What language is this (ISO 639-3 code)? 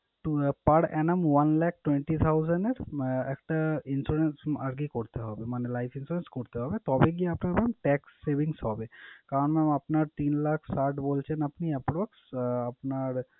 ben